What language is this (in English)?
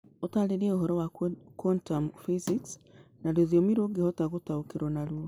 Kikuyu